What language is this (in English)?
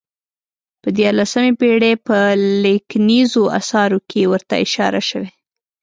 Pashto